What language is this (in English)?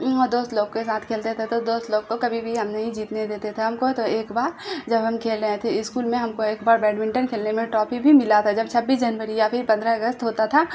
Urdu